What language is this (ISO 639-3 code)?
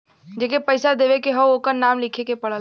bho